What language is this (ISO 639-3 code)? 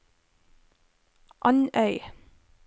nor